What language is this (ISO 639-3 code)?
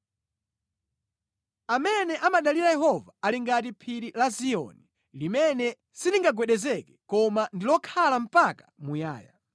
nya